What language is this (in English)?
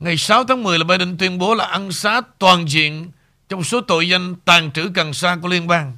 Vietnamese